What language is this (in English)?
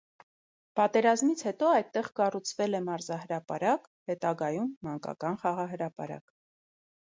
Armenian